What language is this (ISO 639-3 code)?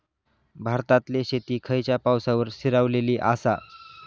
mar